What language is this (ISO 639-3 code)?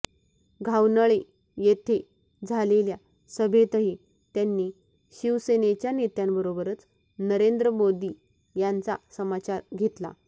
mar